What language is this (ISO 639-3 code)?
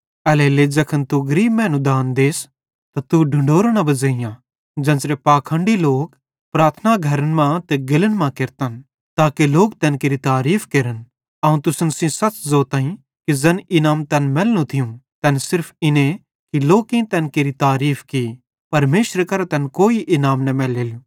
bhd